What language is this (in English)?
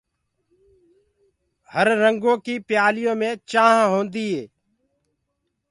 Gurgula